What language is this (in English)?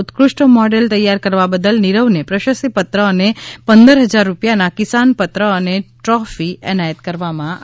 Gujarati